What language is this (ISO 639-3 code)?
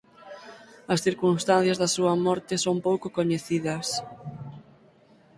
glg